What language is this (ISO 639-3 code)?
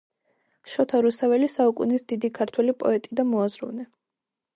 kat